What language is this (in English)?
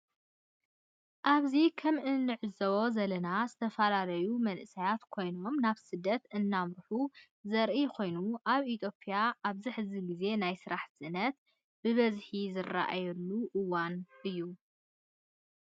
Tigrinya